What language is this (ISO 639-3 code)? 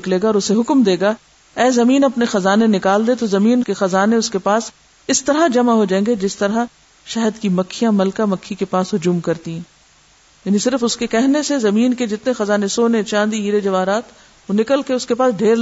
urd